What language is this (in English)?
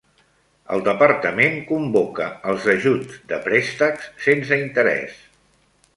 Catalan